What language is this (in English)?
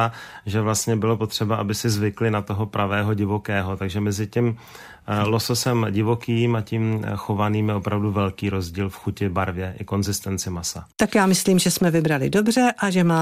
Czech